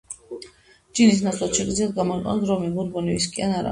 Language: Georgian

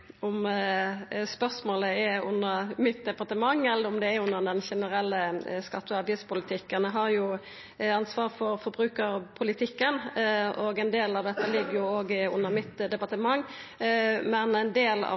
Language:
Norwegian Nynorsk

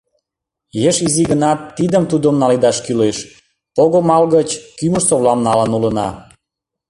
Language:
Mari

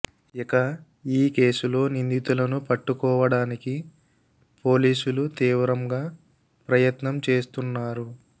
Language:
Telugu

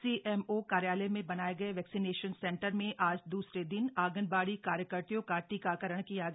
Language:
Hindi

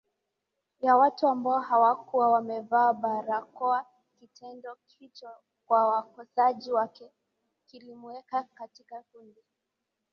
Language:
Swahili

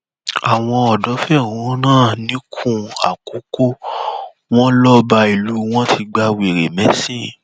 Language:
Yoruba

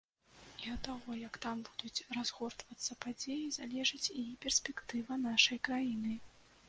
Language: Belarusian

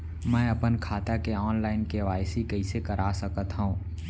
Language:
Chhattisgarhi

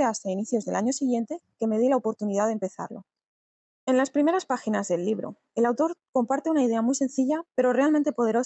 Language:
Spanish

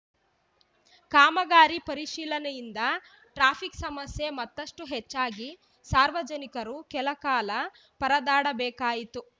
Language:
Kannada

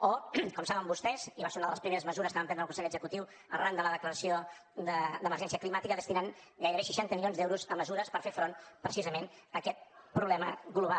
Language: Catalan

